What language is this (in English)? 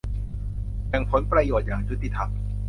Thai